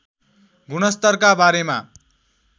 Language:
Nepali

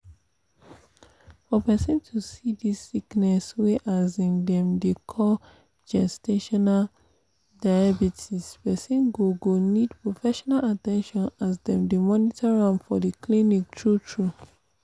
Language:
Nigerian Pidgin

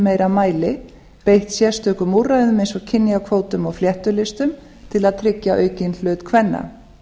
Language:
Icelandic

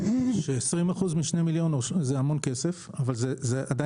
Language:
Hebrew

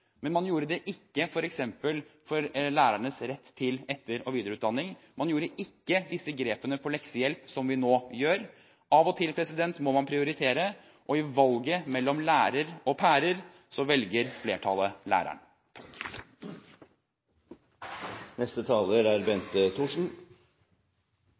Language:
Norwegian Bokmål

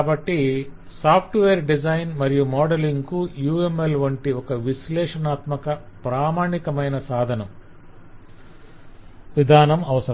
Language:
Telugu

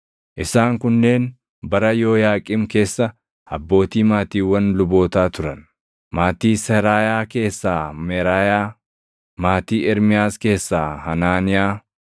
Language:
Oromo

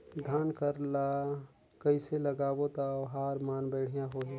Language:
Chhattisgarhi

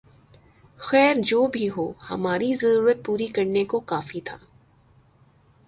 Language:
Urdu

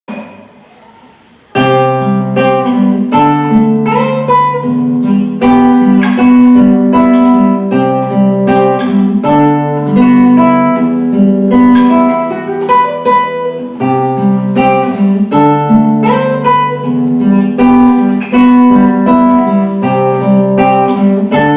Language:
Ukrainian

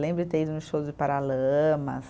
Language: Portuguese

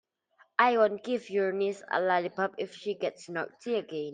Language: English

